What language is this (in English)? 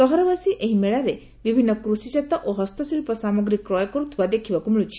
Odia